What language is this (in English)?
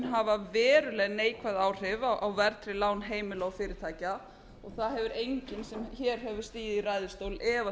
Icelandic